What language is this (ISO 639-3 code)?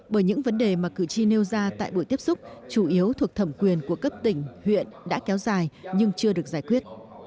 vie